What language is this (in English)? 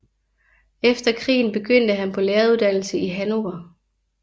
Danish